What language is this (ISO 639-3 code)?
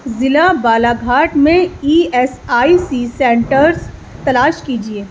urd